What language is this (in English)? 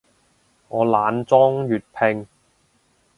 Cantonese